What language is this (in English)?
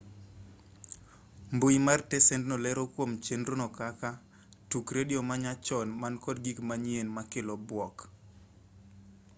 Luo (Kenya and Tanzania)